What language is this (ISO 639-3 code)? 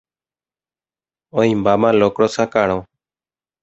grn